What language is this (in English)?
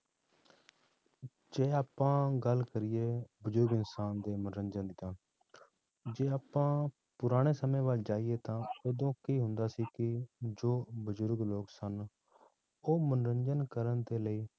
Punjabi